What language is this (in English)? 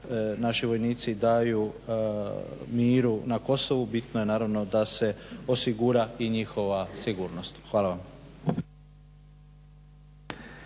Croatian